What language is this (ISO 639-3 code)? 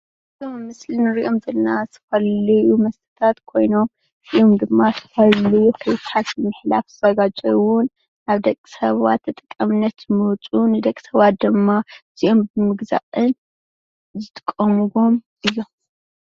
tir